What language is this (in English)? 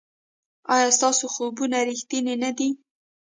Pashto